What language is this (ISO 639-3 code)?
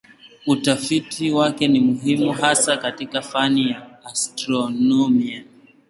swa